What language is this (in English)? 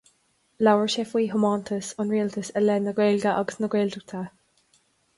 Irish